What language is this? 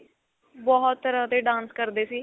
Punjabi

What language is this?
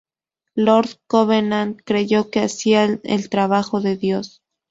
Spanish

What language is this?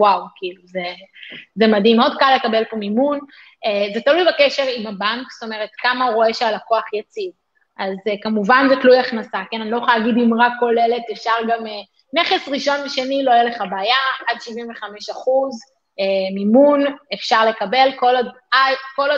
Hebrew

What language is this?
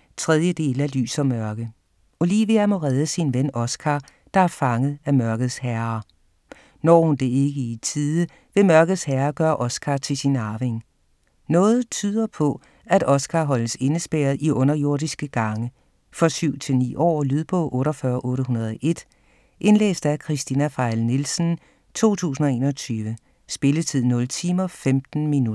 Danish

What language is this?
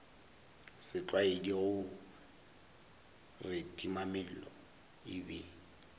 Northern Sotho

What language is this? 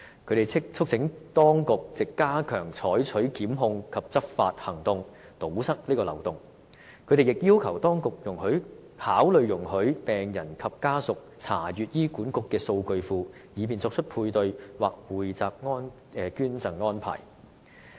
Cantonese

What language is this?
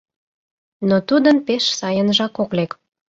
Mari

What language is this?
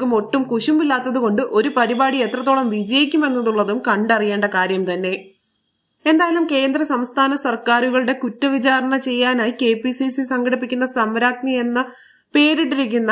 Malayalam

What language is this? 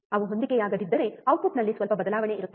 Kannada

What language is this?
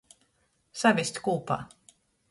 Latgalian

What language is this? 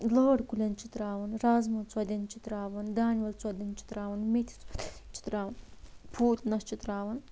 Kashmiri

